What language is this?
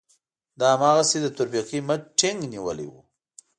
Pashto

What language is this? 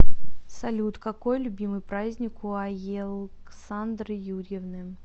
Russian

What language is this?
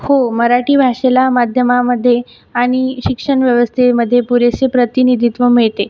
Marathi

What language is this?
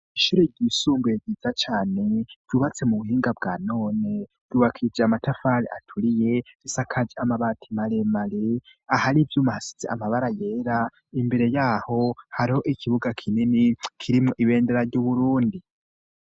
Rundi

